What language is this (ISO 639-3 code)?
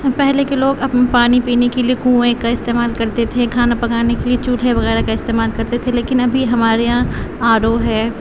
urd